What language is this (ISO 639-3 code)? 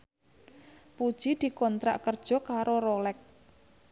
jav